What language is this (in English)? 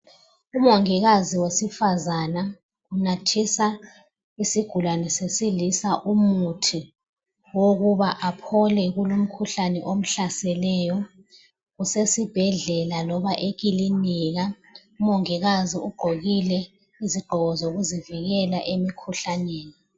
North Ndebele